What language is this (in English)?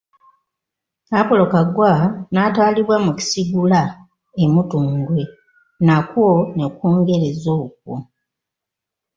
Ganda